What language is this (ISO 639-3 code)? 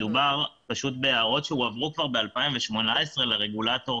heb